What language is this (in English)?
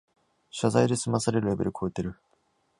Japanese